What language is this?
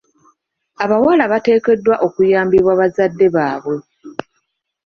Ganda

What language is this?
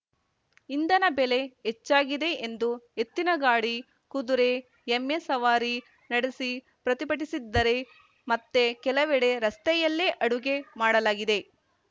Kannada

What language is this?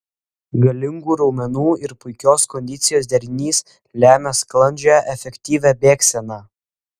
Lithuanian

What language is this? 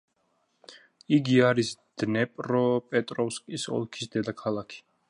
Georgian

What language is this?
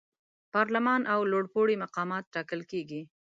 Pashto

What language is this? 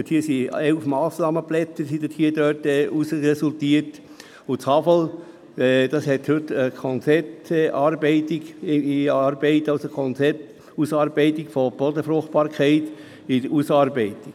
Swiss German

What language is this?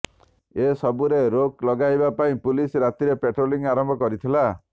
Odia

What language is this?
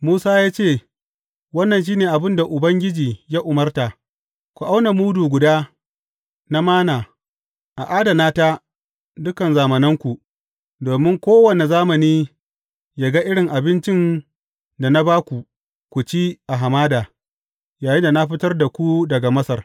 Hausa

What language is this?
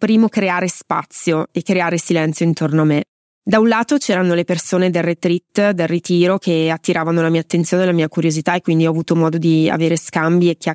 Italian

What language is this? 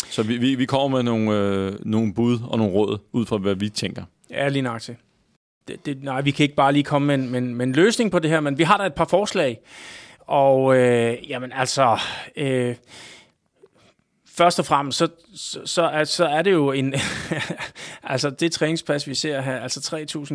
Danish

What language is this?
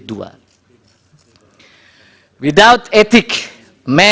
Indonesian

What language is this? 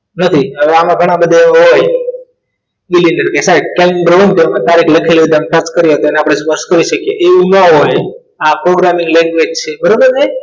Gujarati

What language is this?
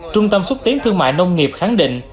Vietnamese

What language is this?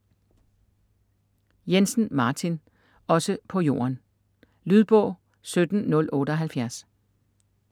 Danish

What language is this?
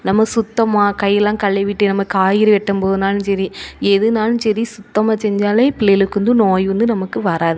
Tamil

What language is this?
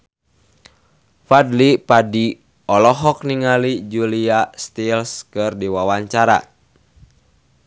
Sundanese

